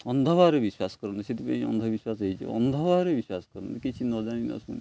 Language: Odia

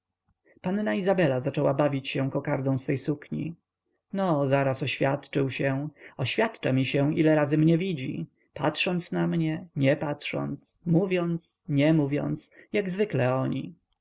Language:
Polish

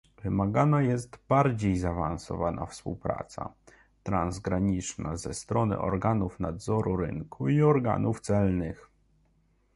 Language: Polish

